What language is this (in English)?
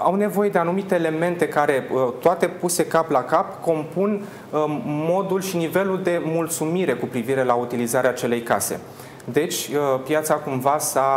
Romanian